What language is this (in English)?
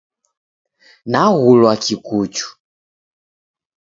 Taita